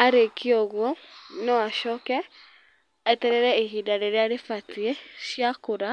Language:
Kikuyu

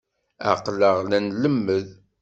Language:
Kabyle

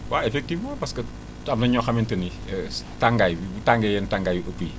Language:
Wolof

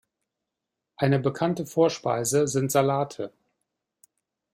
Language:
German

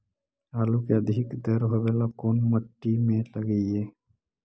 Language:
Magahi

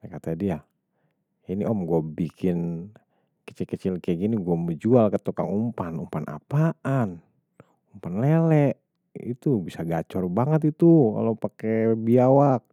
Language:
Betawi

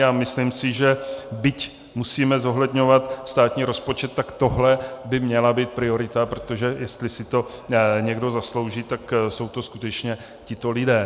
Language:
Czech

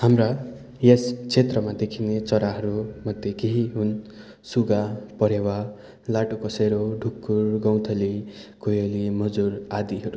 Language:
Nepali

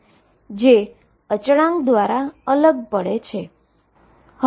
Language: Gujarati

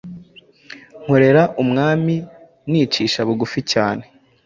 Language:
Kinyarwanda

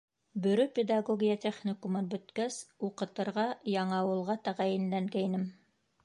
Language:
Bashkir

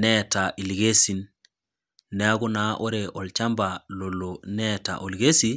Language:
Masai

